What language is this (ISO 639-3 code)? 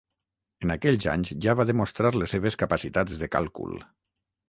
cat